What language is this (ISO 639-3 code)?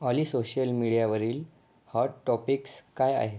mar